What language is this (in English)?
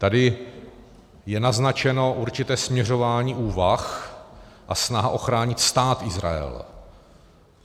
Czech